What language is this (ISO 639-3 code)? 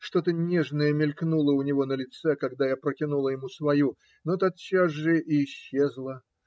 rus